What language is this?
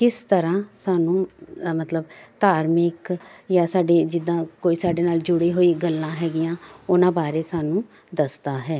Punjabi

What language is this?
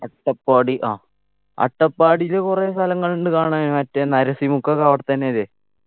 Malayalam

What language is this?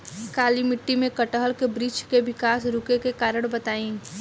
Bhojpuri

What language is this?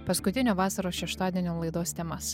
Lithuanian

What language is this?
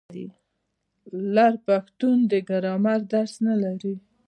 Pashto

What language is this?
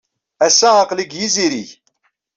Kabyle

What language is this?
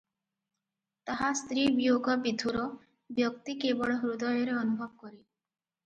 Odia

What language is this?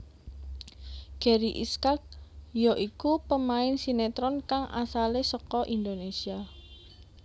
Javanese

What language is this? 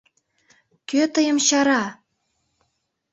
Mari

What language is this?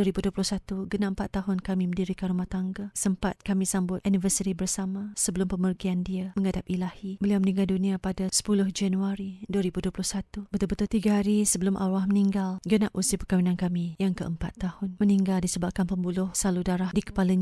Malay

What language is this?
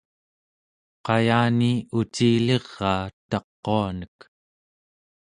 Central Yupik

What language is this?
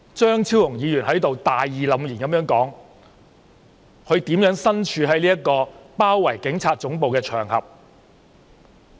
Cantonese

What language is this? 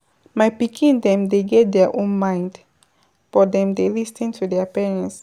Nigerian Pidgin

